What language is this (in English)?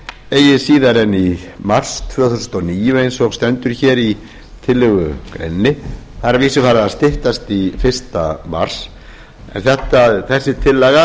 Icelandic